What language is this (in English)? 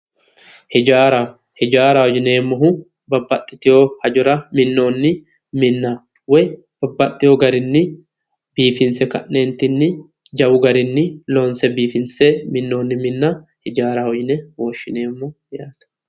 Sidamo